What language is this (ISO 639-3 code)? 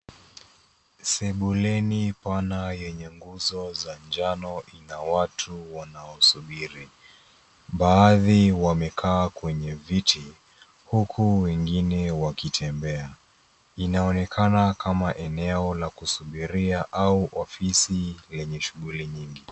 swa